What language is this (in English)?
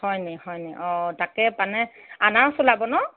Assamese